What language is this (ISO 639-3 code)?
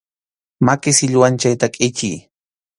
qxu